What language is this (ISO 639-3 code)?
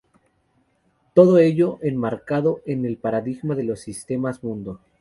spa